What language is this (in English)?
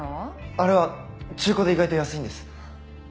Japanese